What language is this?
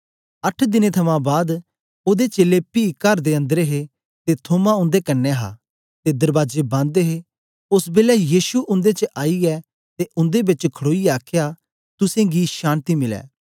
Dogri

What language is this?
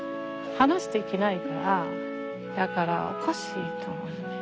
Japanese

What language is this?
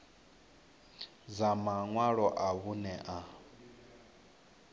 Venda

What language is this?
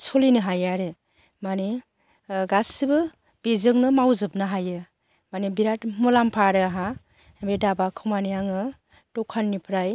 Bodo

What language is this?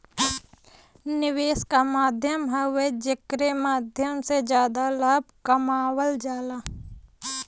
Bhojpuri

